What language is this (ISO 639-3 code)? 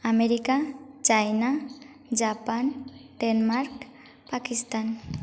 ori